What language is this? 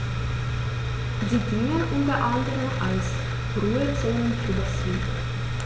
German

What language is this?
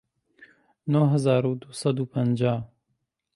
Central Kurdish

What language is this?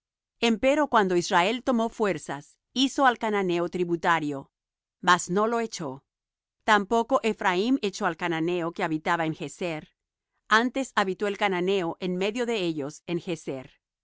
Spanish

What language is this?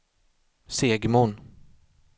Swedish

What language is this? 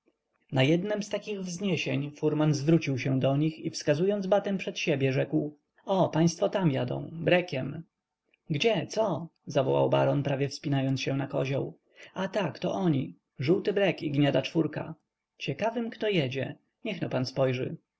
Polish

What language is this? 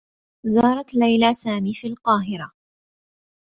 Arabic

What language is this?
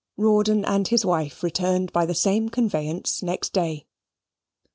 English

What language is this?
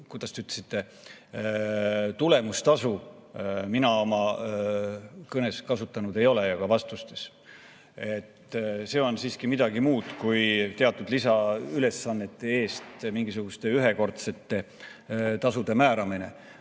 Estonian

